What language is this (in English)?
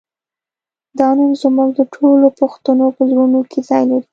Pashto